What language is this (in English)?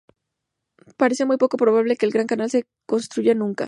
Spanish